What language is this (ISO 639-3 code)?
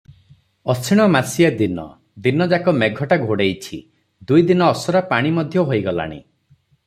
ori